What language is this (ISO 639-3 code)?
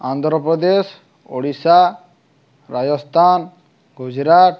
ori